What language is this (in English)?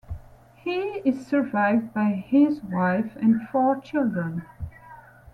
English